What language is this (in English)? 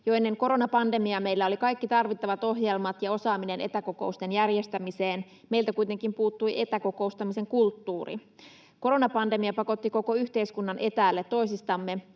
Finnish